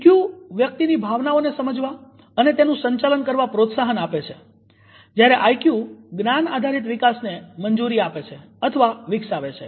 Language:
Gujarati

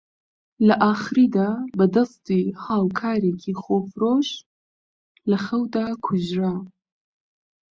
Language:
Central Kurdish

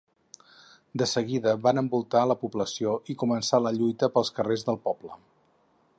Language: Catalan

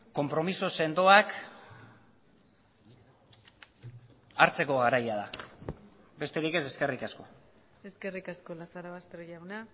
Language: Basque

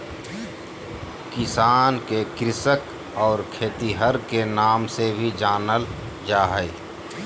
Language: Magahi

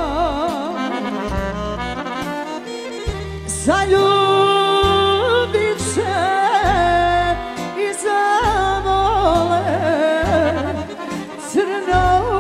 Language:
Romanian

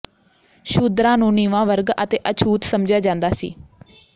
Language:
Punjabi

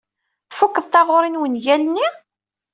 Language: Kabyle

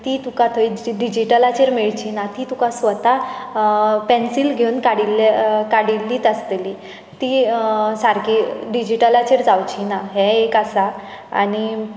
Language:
Konkani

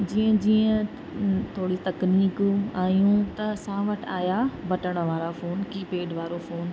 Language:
Sindhi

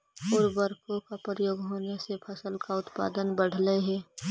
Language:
Magahi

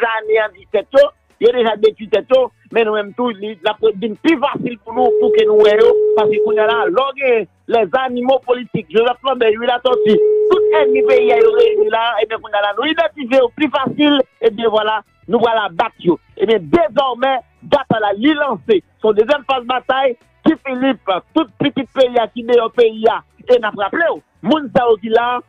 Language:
French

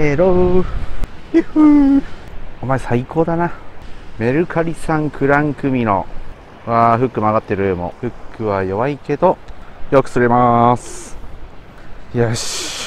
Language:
Japanese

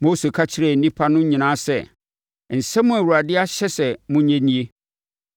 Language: Akan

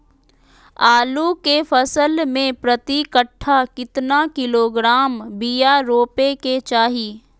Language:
Magahi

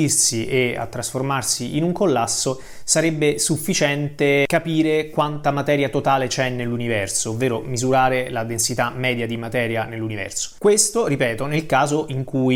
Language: Italian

